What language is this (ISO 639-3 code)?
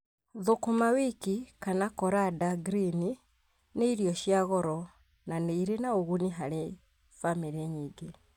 kik